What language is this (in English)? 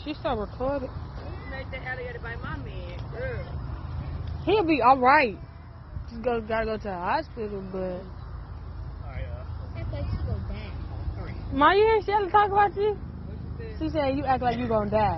English